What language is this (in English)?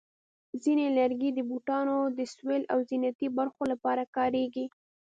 Pashto